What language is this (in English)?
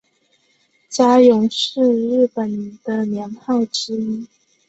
Chinese